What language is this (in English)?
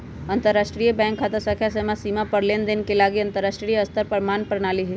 Magahi